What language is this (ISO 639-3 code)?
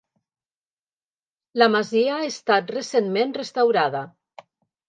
cat